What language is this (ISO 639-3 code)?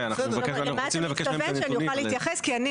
heb